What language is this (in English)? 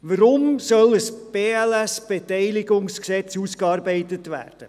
Swiss German